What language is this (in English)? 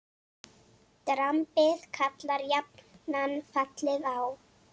Icelandic